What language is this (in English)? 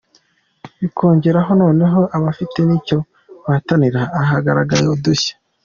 Kinyarwanda